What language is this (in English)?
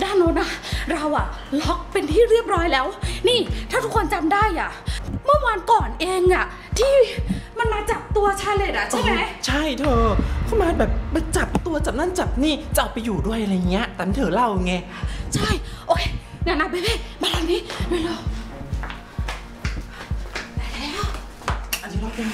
Thai